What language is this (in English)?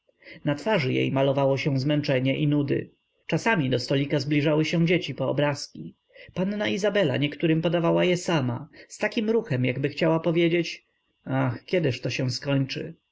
Polish